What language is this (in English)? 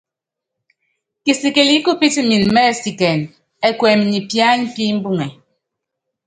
Yangben